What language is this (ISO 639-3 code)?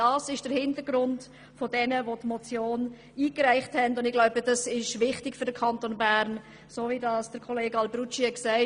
gsw